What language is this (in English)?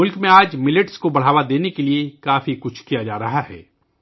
Urdu